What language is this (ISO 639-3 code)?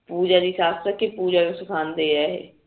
pan